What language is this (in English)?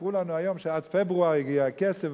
Hebrew